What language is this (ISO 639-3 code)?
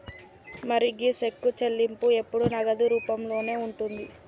tel